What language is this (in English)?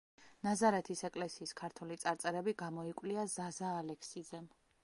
Georgian